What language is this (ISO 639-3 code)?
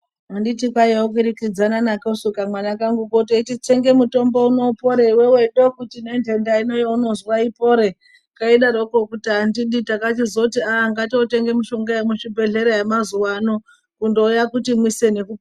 ndc